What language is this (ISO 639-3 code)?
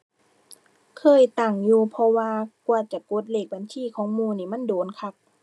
tha